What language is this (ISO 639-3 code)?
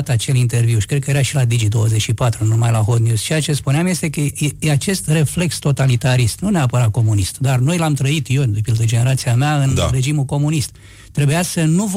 ron